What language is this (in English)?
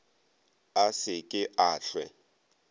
Northern Sotho